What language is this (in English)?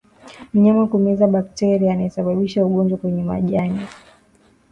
Swahili